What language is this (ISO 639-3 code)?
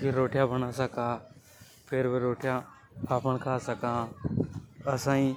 hoj